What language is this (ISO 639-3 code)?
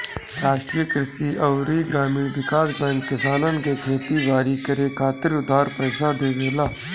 bho